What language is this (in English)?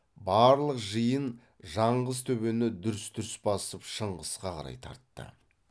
Kazakh